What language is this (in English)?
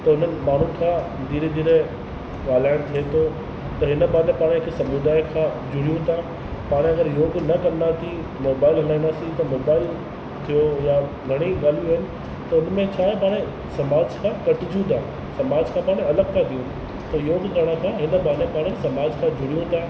Sindhi